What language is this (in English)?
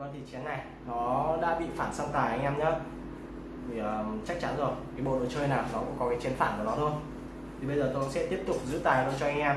Vietnamese